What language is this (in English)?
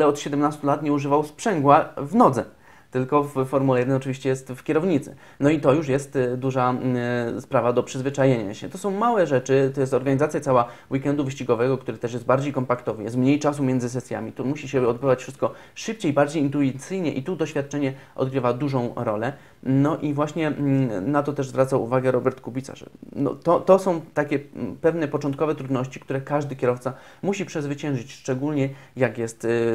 Polish